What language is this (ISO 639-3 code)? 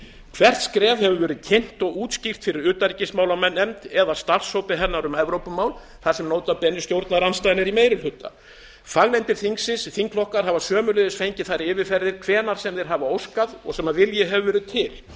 isl